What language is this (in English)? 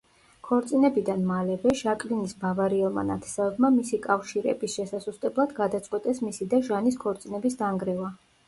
Georgian